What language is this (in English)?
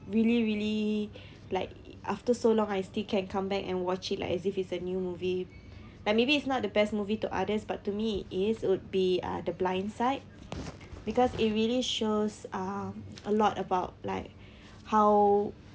English